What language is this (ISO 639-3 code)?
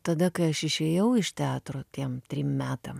lit